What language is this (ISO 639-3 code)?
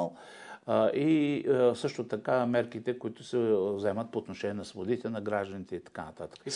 bul